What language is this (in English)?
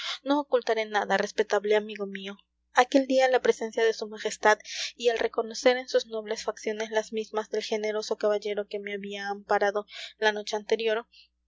Spanish